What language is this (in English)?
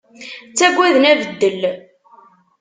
Kabyle